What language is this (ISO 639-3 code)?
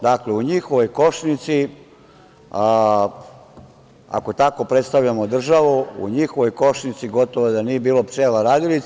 srp